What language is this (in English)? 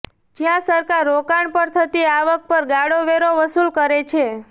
Gujarati